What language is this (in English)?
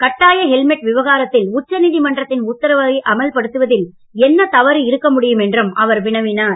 Tamil